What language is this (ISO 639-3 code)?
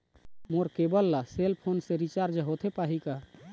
hne